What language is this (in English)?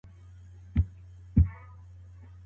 Pashto